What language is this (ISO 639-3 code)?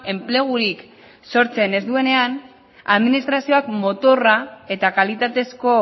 eus